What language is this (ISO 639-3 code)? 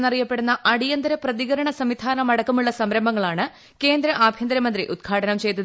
mal